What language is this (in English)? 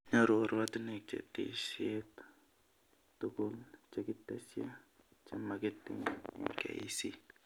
Kalenjin